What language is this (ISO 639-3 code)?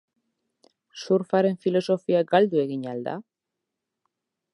eus